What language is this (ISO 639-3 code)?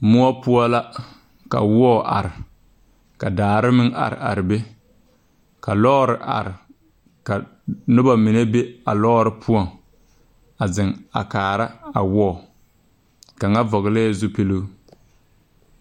dga